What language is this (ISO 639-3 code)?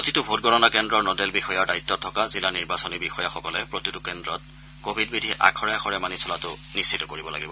asm